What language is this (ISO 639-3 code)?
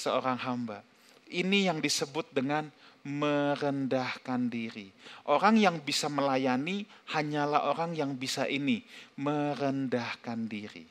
ind